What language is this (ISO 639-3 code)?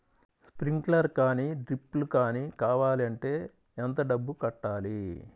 tel